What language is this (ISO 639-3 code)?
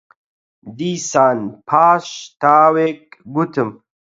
ckb